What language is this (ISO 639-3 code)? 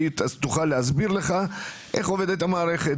heb